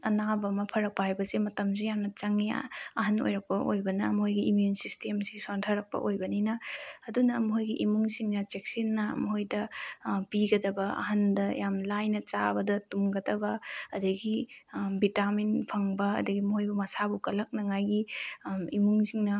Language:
Manipuri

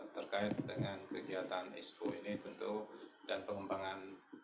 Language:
Indonesian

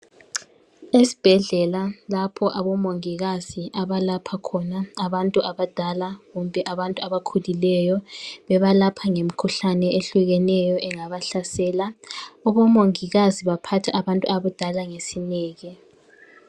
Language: North Ndebele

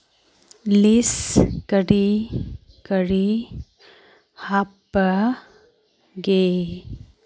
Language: Manipuri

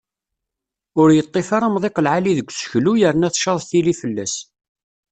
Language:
Kabyle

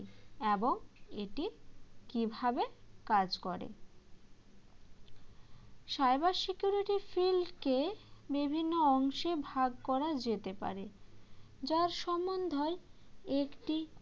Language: Bangla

